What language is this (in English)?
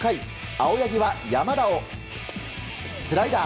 Japanese